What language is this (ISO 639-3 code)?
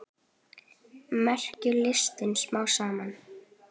isl